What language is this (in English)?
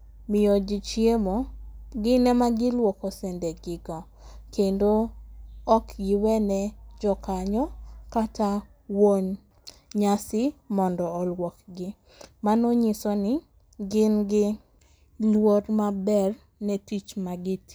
Luo (Kenya and Tanzania)